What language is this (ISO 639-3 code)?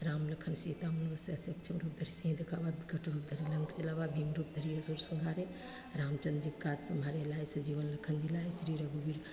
mai